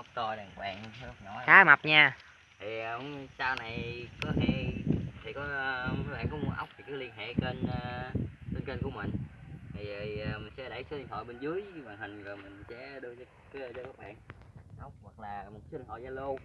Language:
Vietnamese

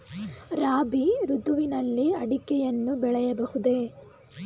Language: Kannada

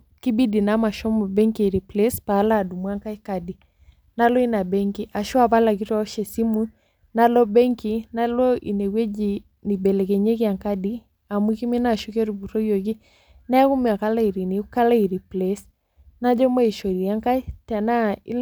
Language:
Masai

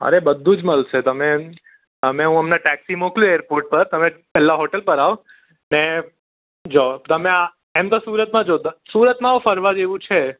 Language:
Gujarati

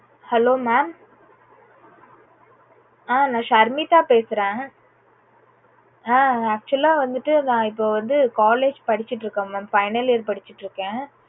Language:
Tamil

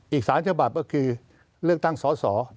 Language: Thai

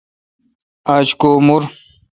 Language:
Kalkoti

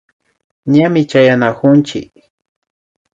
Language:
Imbabura Highland Quichua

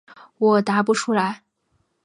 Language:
Chinese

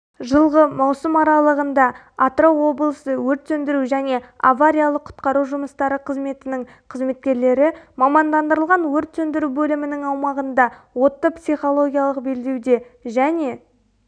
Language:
Kazakh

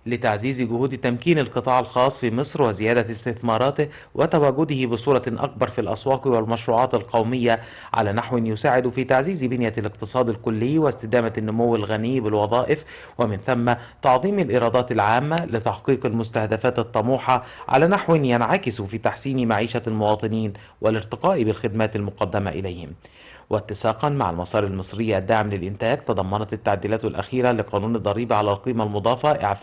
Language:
Arabic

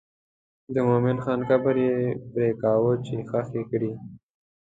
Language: Pashto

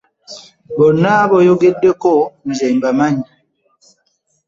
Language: Ganda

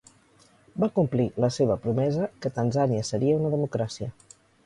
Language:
Catalan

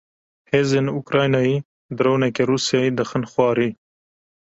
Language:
Kurdish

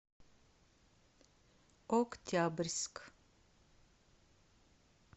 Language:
Russian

